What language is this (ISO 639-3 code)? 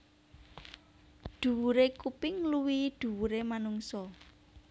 jav